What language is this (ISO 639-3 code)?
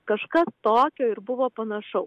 lit